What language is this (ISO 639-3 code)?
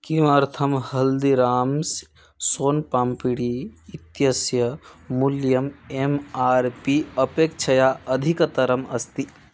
san